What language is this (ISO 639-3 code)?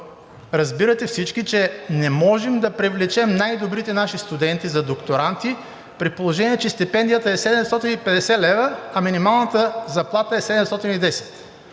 bul